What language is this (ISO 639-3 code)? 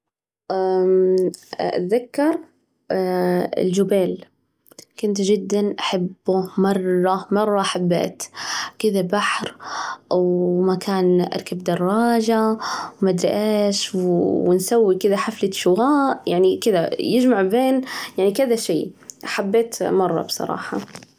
ars